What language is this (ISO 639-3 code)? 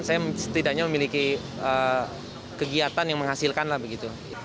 ind